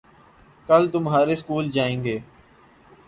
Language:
Urdu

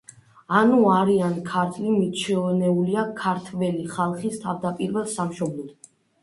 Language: Georgian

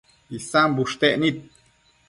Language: Matsés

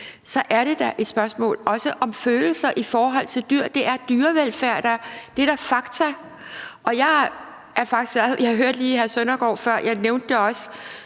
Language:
Danish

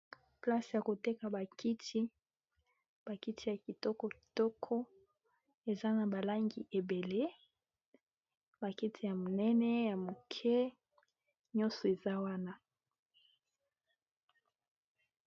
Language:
Lingala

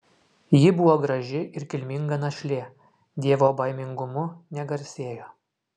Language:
Lithuanian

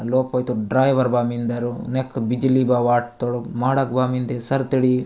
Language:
Gondi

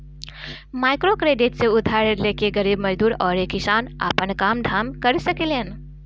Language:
Bhojpuri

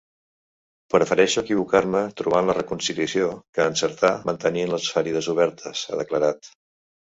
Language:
Catalan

